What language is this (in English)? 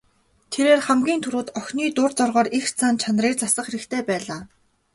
Mongolian